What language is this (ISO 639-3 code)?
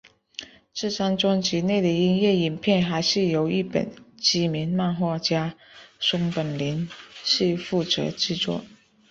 zho